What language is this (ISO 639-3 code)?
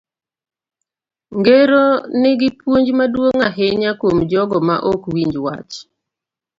luo